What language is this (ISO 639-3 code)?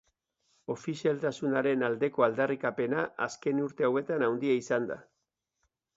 eus